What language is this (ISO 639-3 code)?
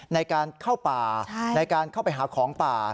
tha